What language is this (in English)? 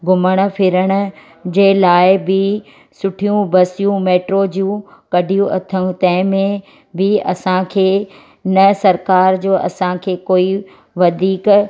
Sindhi